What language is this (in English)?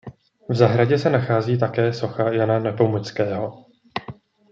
Czech